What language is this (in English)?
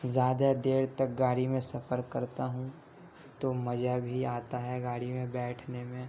Urdu